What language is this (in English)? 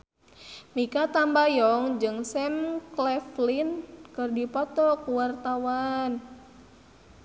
Sundanese